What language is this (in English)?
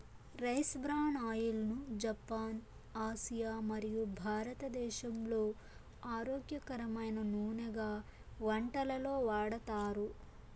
Telugu